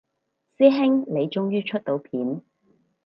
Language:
Cantonese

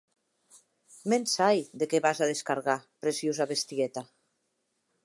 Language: Occitan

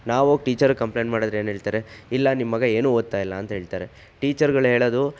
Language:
Kannada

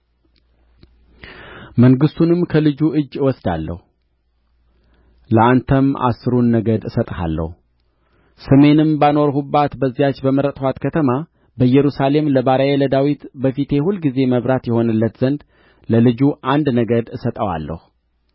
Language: Amharic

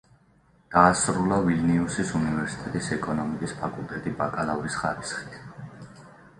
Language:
Georgian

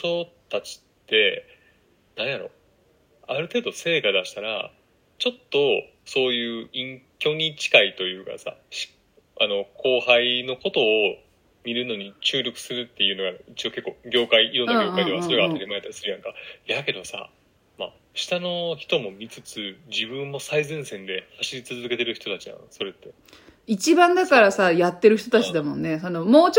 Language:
Japanese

